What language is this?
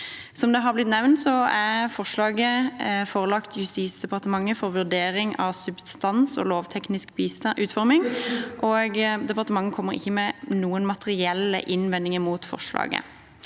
Norwegian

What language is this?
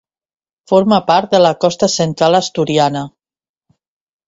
Catalan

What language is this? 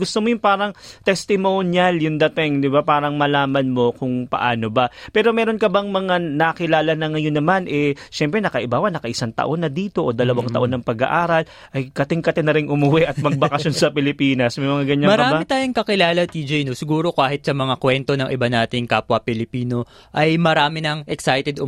Filipino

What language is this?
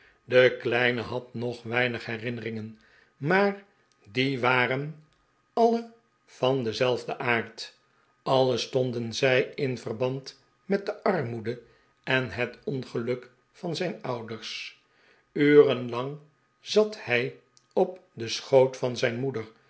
Dutch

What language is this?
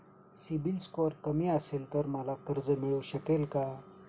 Marathi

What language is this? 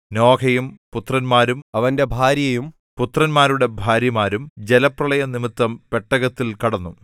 Malayalam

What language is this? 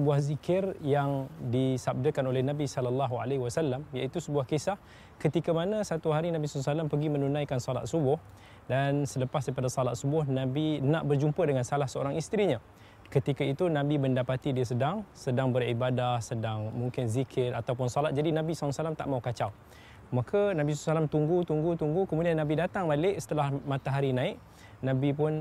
Malay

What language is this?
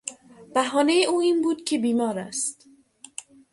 Persian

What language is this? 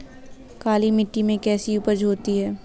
Hindi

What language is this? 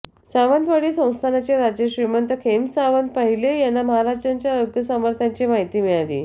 Marathi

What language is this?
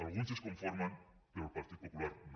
Catalan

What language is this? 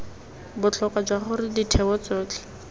Tswana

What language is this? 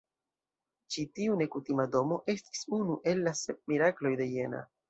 Esperanto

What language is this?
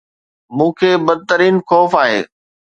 Sindhi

